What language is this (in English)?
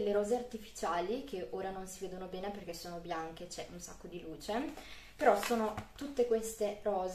Italian